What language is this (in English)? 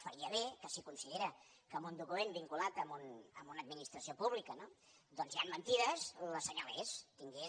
Catalan